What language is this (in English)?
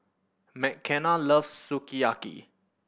English